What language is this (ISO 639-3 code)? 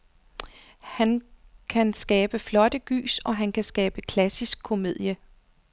dan